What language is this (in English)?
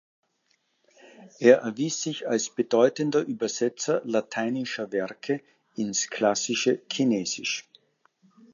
German